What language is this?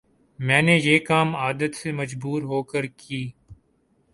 Urdu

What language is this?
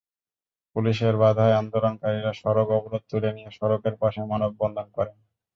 Bangla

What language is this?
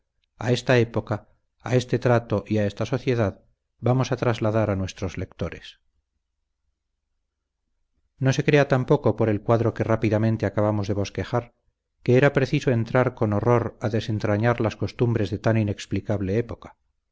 Spanish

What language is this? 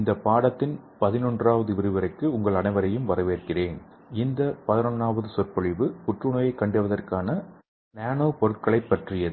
Tamil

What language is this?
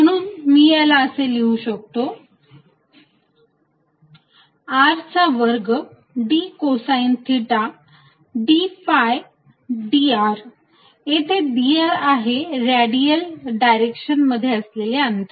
Marathi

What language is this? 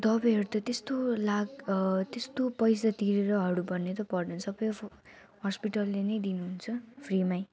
Nepali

